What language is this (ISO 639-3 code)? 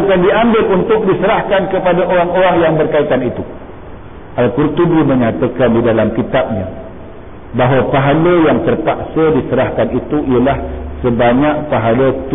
msa